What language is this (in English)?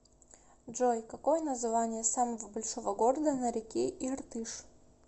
Russian